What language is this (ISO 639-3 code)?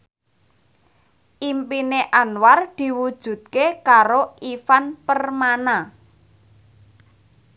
jav